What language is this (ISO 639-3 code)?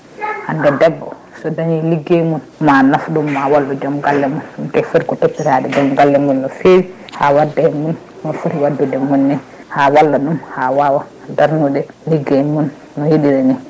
ful